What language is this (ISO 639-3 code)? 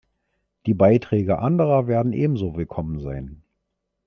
deu